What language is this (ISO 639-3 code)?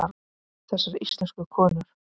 isl